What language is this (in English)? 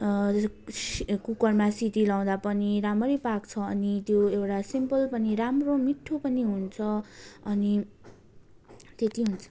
Nepali